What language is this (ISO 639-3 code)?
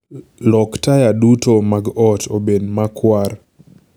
luo